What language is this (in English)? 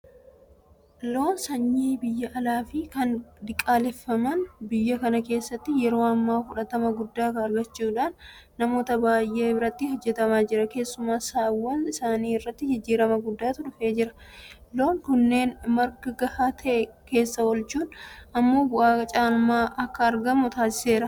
Oromo